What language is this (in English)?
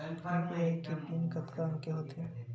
Chhattisgarhi